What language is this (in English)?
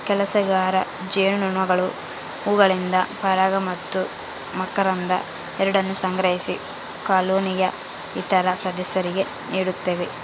Kannada